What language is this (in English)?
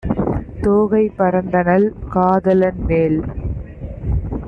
Tamil